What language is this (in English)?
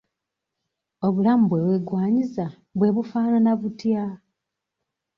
Ganda